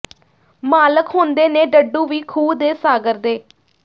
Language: Punjabi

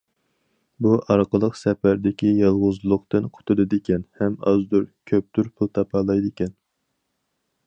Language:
Uyghur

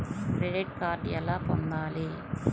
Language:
Telugu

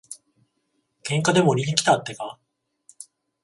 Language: Japanese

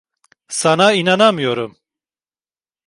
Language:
Turkish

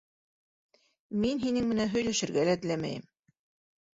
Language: Bashkir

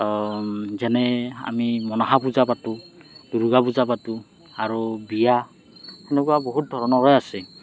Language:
Assamese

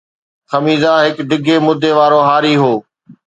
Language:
Sindhi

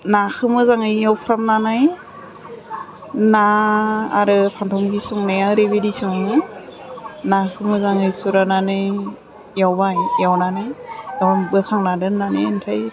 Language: Bodo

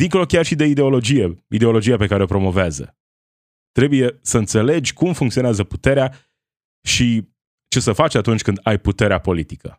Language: Romanian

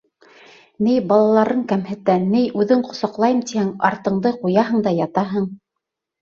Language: Bashkir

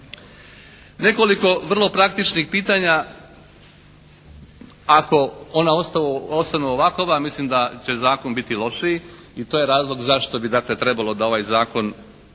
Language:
Croatian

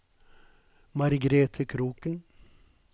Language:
Norwegian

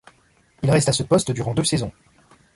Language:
French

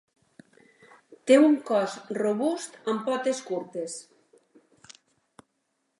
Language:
Catalan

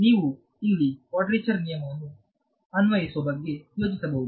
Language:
Kannada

